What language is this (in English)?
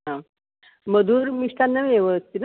Sanskrit